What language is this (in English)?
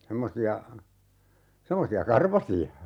Finnish